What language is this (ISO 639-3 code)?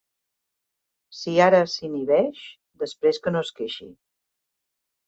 cat